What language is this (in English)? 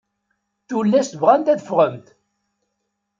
Kabyle